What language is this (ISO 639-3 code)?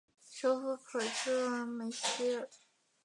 zho